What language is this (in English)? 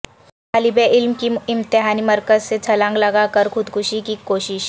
Urdu